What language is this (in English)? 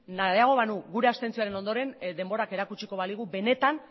Basque